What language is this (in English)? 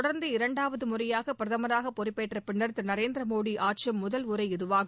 Tamil